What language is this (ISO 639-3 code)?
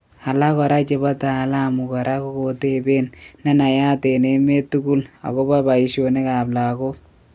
kln